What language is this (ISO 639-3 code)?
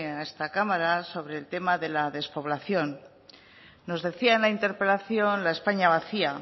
spa